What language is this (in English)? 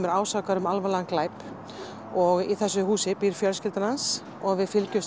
Icelandic